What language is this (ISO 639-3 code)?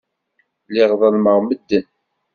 kab